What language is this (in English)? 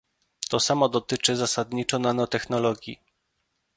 Polish